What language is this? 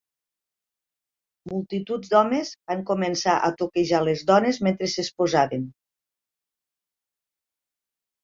Catalan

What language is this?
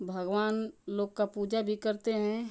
Hindi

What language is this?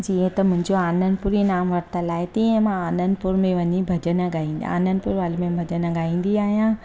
Sindhi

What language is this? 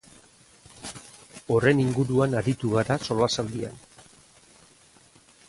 Basque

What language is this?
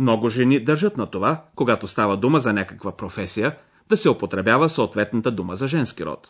Bulgarian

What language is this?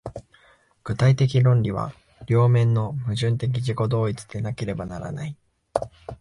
Japanese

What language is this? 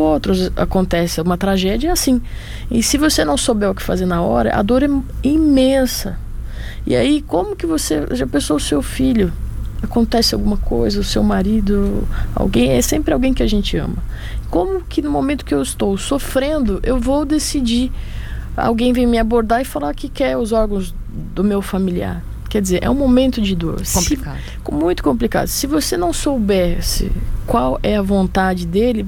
Portuguese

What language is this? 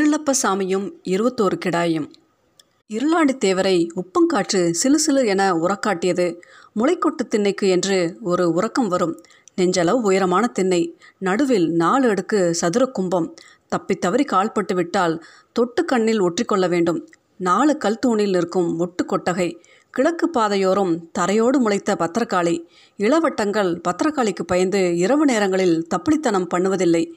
Tamil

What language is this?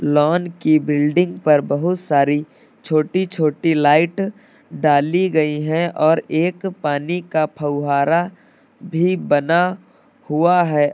Hindi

